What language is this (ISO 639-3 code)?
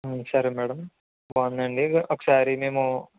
tel